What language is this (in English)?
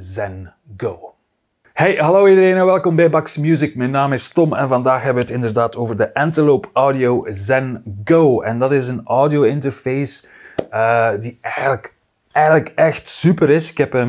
Dutch